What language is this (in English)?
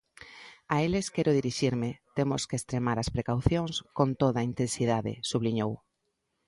Galician